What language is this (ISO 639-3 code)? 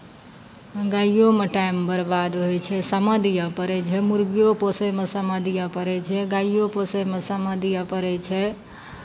mai